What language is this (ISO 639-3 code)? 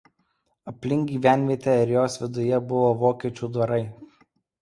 lit